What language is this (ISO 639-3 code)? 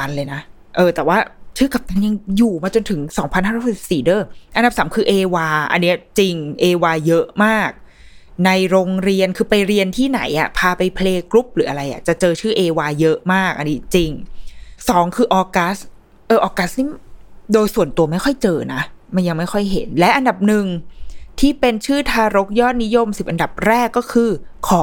tha